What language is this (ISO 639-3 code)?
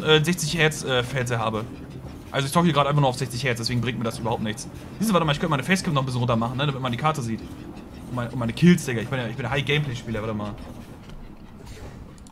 deu